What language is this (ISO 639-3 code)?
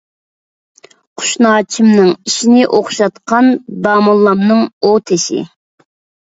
uig